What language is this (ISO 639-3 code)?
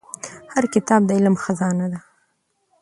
pus